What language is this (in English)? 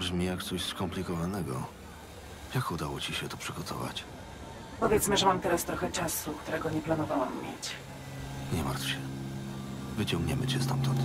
Polish